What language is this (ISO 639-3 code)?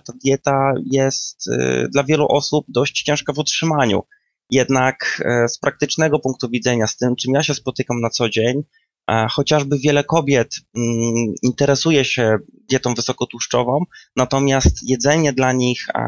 pol